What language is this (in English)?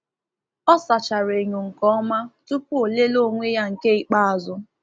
Igbo